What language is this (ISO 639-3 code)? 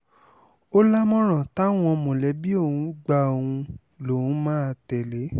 yor